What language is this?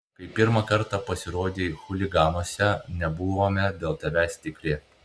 Lithuanian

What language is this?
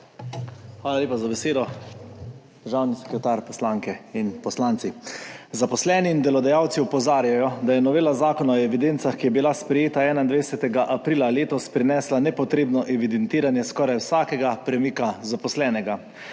Slovenian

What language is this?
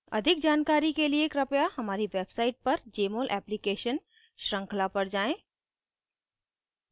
Hindi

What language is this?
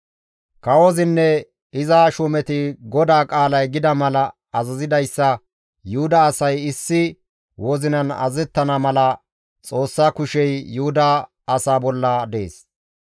Gamo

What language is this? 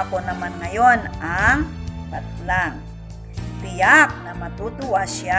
Filipino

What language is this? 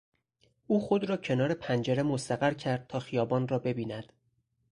Persian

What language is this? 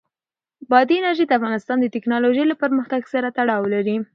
Pashto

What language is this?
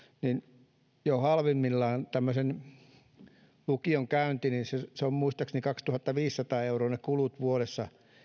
Finnish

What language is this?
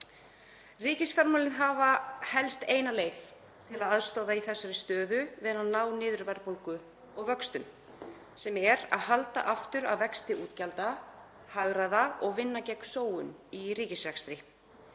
Icelandic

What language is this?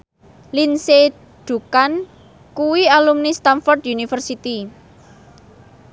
Javanese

